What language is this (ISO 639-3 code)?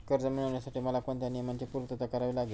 mar